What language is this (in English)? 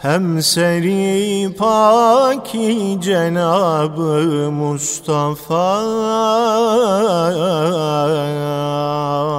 Turkish